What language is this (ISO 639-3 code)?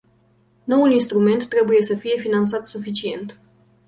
ron